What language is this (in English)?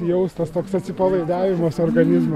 Lithuanian